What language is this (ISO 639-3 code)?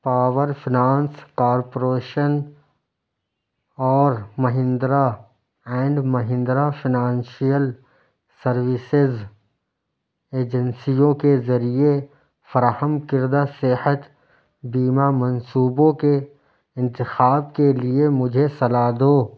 urd